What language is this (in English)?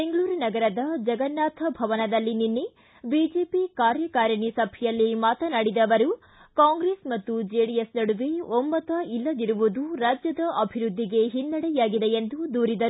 Kannada